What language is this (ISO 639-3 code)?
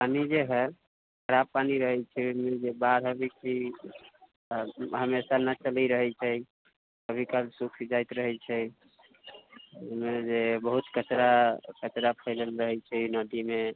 mai